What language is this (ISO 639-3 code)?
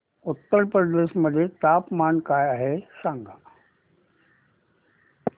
mar